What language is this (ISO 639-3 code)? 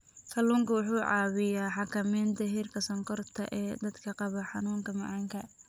som